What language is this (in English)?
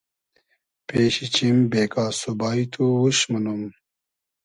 Hazaragi